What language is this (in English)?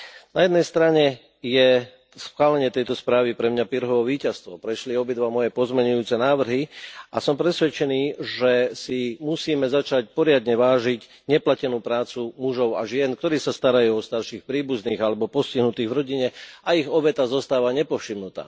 Slovak